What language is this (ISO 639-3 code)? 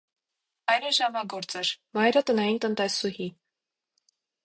hye